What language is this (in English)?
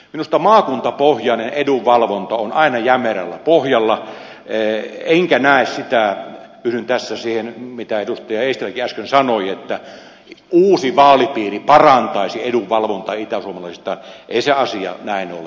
Finnish